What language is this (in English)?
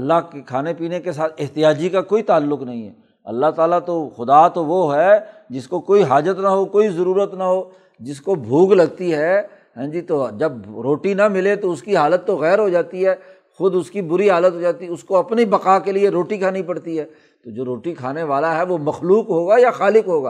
Urdu